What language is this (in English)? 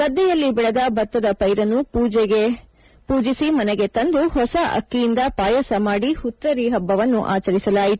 Kannada